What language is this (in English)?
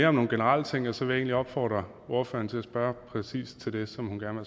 Danish